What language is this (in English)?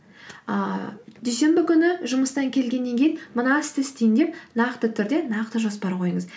Kazakh